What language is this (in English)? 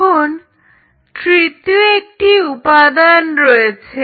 Bangla